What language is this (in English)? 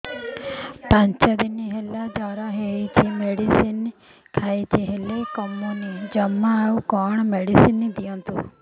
Odia